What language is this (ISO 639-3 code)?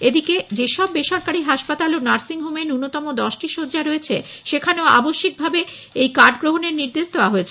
ben